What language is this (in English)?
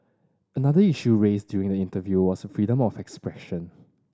English